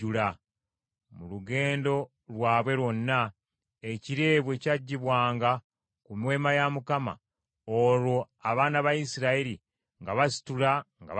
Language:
Ganda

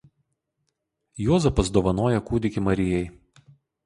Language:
Lithuanian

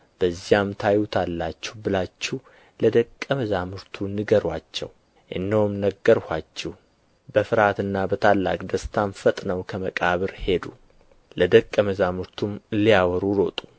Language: Amharic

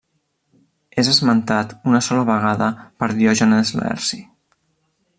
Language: Catalan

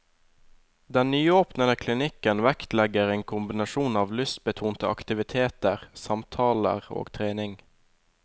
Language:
Norwegian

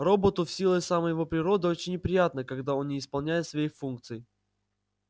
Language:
Russian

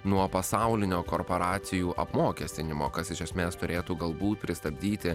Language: Lithuanian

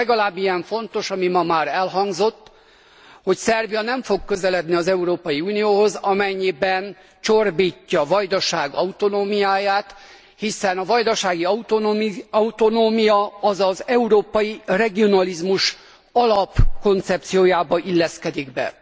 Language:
Hungarian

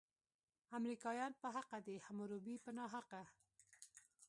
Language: Pashto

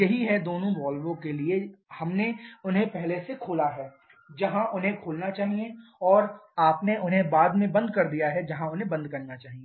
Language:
Hindi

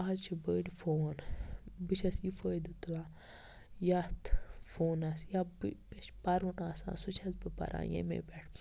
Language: Kashmiri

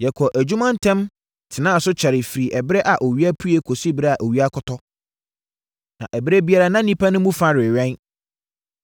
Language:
Akan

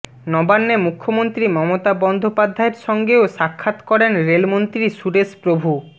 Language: Bangla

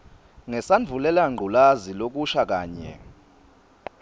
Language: Swati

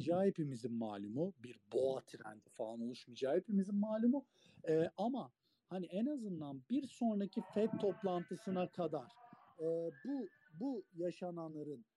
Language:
Turkish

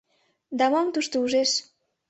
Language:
Mari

